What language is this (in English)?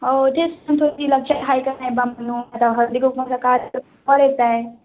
Marathi